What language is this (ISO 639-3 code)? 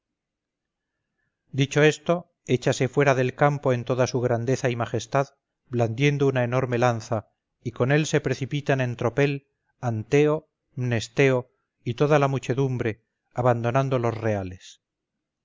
spa